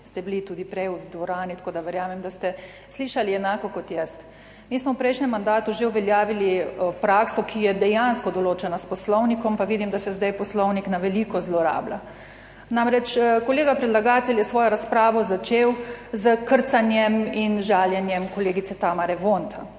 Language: Slovenian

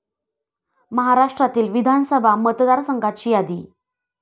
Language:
Marathi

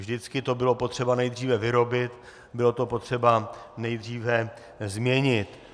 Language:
Czech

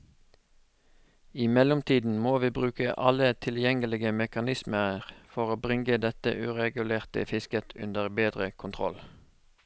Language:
Norwegian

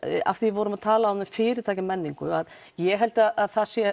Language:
Icelandic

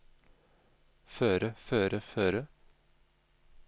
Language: Norwegian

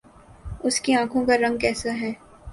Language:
Urdu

